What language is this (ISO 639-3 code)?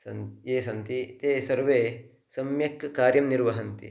san